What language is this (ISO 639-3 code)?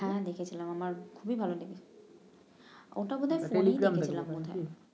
ben